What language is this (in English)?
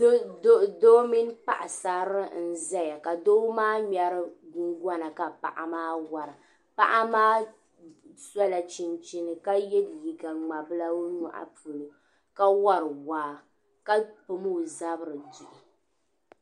Dagbani